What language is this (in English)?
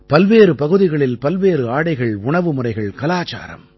Tamil